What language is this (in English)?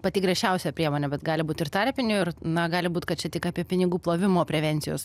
Lithuanian